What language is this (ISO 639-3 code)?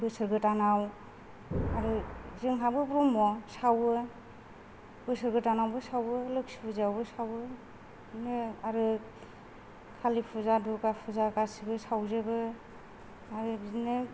brx